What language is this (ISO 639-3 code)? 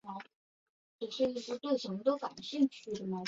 zho